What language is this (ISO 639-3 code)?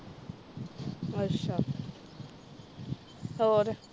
pan